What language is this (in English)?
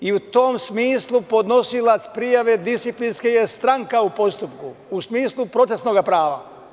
Serbian